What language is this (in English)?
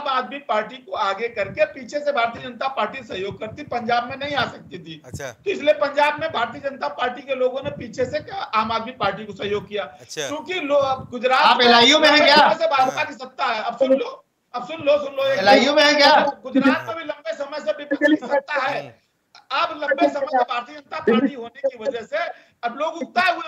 Hindi